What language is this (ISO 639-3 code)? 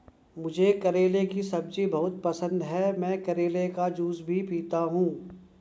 hin